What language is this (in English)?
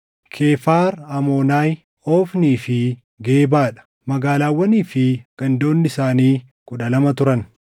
Oromo